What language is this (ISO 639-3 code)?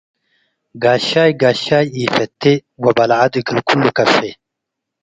tig